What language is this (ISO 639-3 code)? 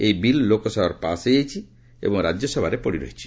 ori